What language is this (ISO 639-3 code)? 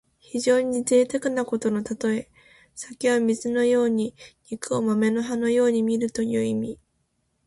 jpn